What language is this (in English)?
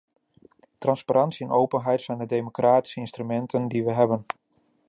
Dutch